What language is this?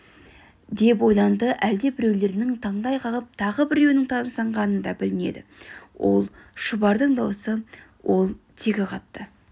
Kazakh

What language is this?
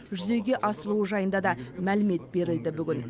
Kazakh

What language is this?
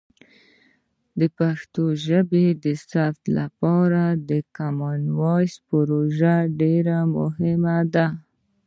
Pashto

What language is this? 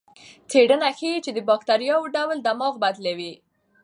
Pashto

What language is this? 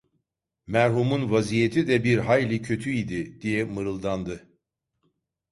Turkish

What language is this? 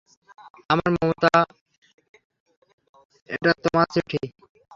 Bangla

